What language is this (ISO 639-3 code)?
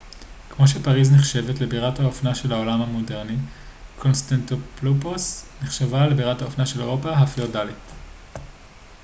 heb